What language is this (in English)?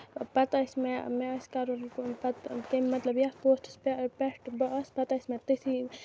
Kashmiri